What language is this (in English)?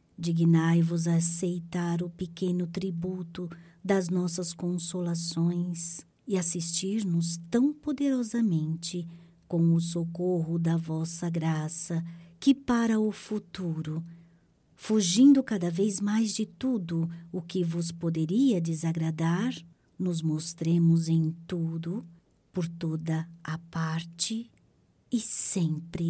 Portuguese